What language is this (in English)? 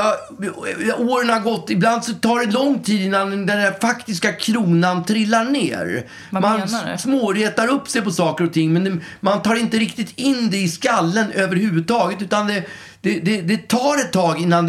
Swedish